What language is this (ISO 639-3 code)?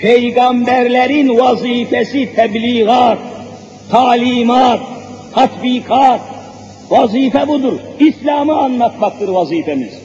tur